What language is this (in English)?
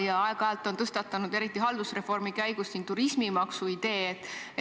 Estonian